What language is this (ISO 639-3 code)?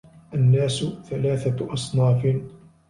ara